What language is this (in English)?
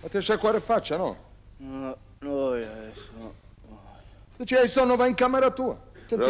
Italian